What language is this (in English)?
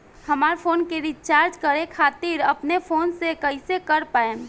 Bhojpuri